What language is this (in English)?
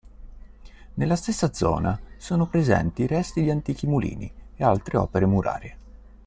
Italian